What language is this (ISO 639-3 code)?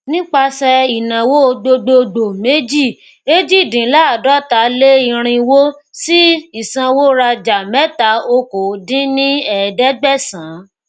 yor